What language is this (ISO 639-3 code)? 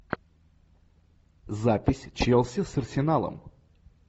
rus